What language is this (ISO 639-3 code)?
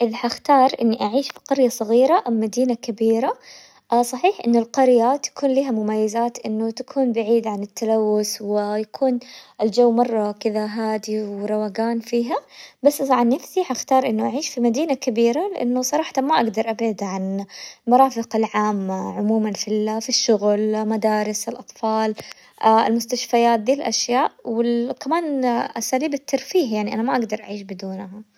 acw